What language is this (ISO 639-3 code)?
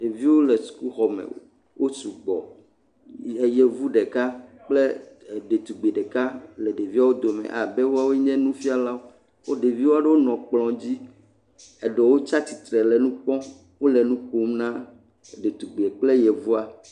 ewe